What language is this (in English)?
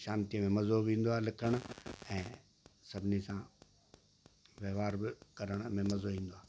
Sindhi